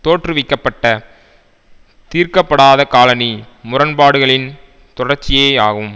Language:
Tamil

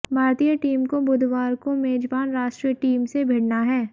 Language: Hindi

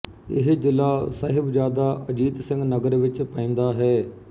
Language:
Punjabi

